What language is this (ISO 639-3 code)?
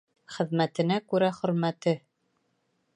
bak